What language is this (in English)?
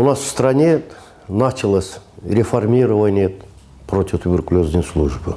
Russian